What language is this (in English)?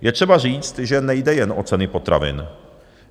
Czech